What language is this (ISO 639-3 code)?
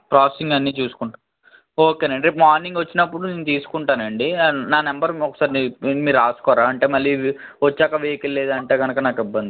tel